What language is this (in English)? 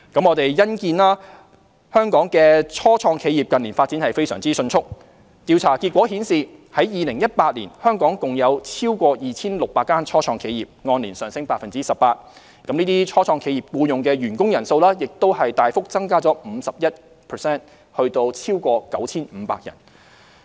Cantonese